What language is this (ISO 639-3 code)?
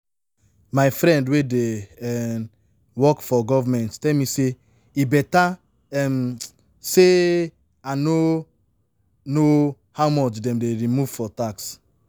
pcm